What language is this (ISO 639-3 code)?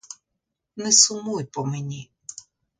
ukr